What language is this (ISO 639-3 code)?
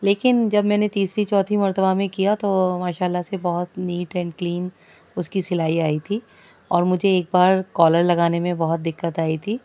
urd